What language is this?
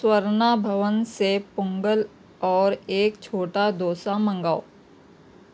Urdu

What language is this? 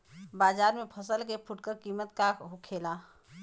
Bhojpuri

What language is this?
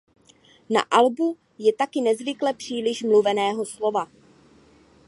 Czech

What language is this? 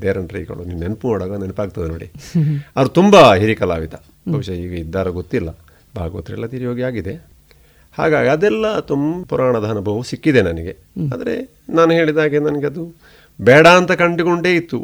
Kannada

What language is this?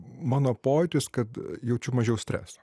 Lithuanian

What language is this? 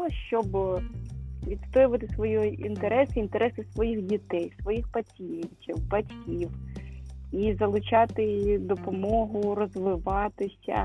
Ukrainian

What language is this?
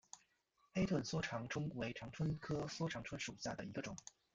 Chinese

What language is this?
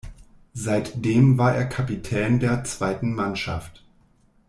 German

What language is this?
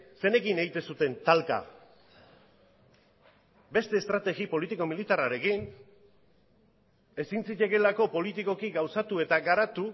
Basque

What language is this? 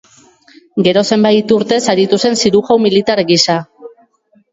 Basque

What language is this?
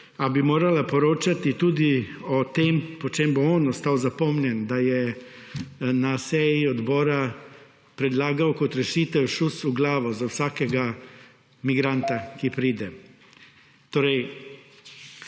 Slovenian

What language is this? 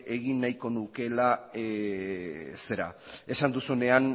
Basque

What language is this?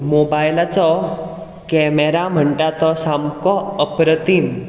Konkani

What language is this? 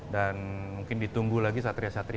Indonesian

